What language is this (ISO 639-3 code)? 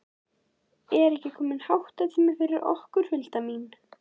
isl